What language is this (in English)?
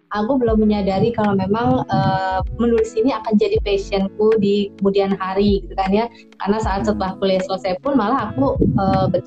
Indonesian